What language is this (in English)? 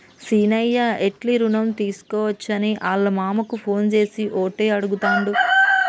Telugu